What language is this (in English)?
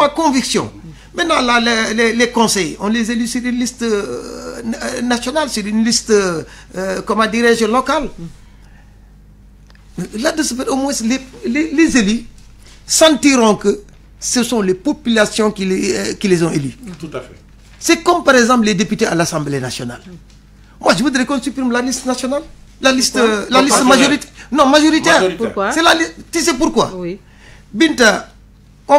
French